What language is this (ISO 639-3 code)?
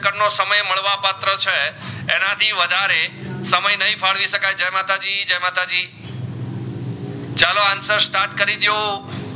guj